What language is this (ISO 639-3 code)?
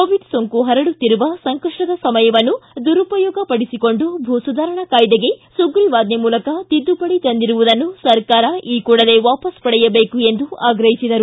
kan